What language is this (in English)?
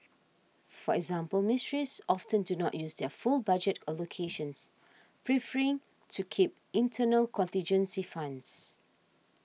English